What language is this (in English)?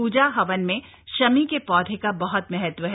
Hindi